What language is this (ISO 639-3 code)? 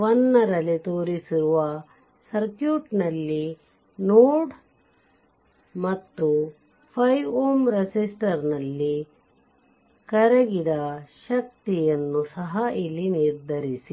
kan